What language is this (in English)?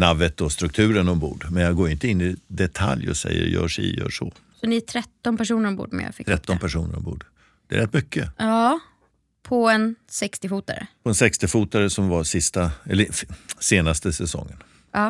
Swedish